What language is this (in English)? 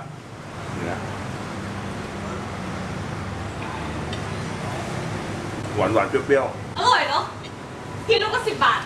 English